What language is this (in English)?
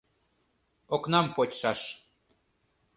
Mari